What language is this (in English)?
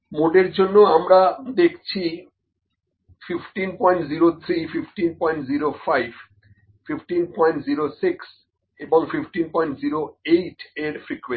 Bangla